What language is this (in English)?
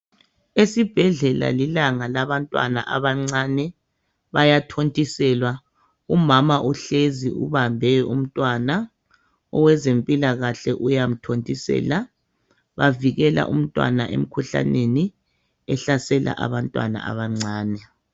North Ndebele